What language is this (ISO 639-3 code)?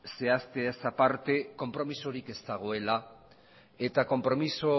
eus